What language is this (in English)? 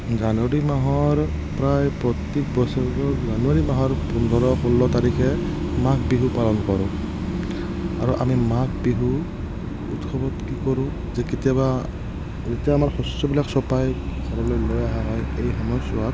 Assamese